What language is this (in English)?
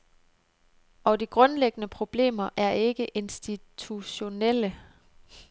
Danish